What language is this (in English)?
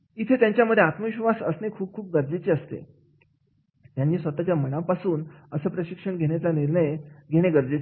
Marathi